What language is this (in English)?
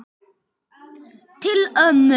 Icelandic